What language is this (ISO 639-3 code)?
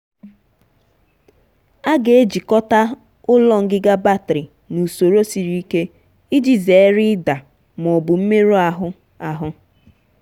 ibo